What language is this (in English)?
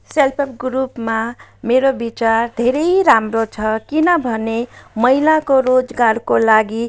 Nepali